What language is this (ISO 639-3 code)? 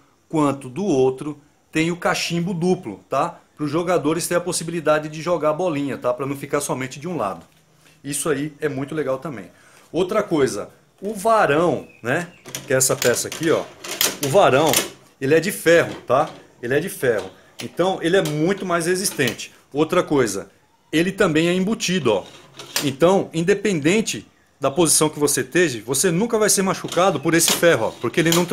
por